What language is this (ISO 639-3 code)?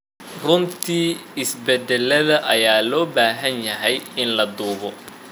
som